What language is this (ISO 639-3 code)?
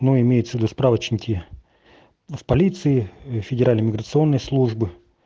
rus